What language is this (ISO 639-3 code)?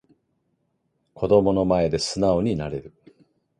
jpn